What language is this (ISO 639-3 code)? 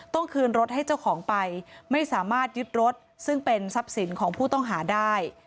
tha